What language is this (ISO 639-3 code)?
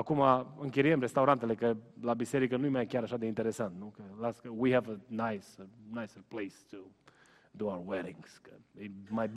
ron